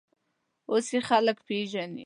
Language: Pashto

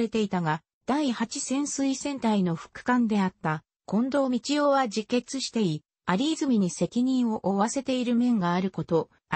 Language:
Japanese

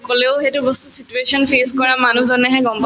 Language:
Assamese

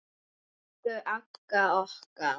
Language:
Icelandic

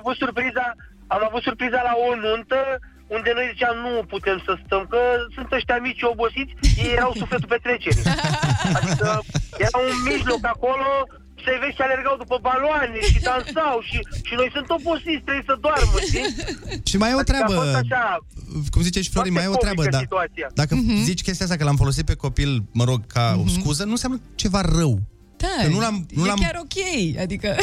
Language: Romanian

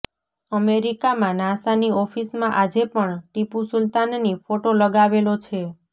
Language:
Gujarati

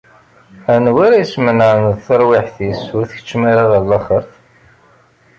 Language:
Kabyle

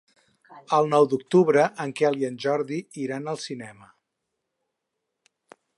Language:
Catalan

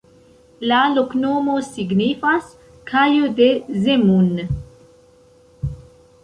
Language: Esperanto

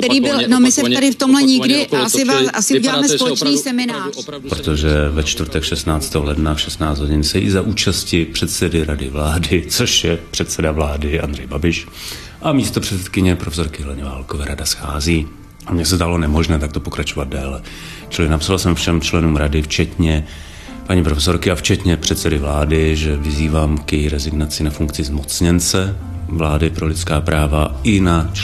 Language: Czech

